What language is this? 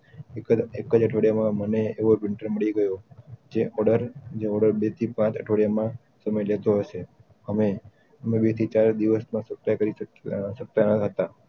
Gujarati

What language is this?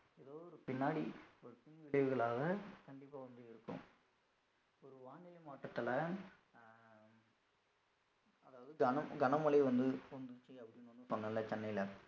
Tamil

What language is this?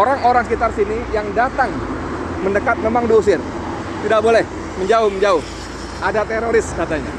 Indonesian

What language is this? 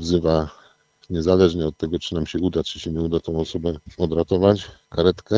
Polish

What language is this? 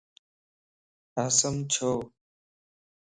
Lasi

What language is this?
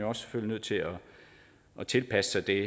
Danish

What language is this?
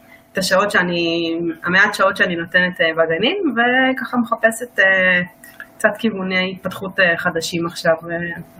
Hebrew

